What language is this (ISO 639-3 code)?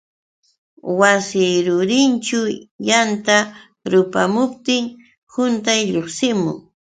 qux